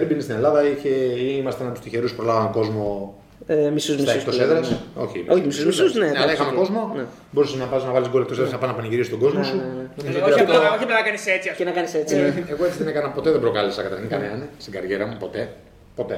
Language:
Greek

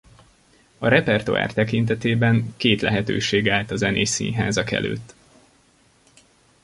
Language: Hungarian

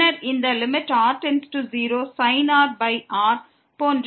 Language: Tamil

